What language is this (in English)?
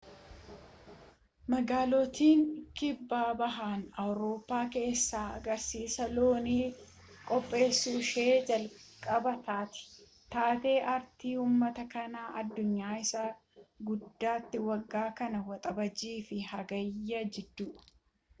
Oromo